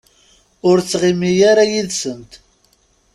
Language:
Kabyle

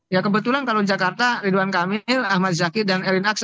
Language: Indonesian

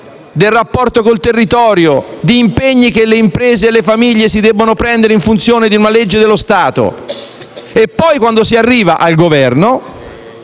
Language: Italian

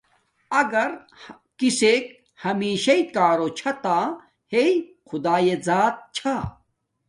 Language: Domaaki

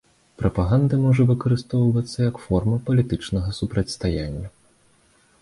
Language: Belarusian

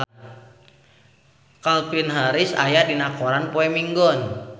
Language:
Sundanese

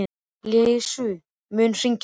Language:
Icelandic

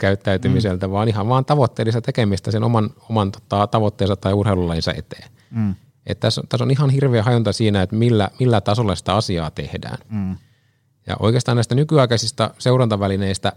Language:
Finnish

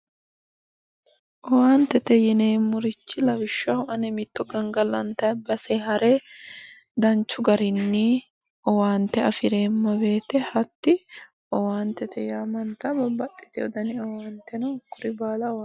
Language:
Sidamo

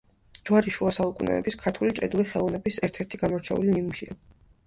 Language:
Georgian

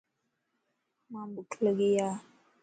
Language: Lasi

